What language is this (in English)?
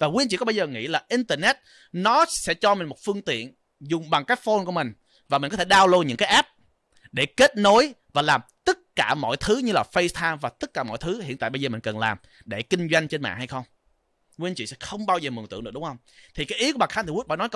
Vietnamese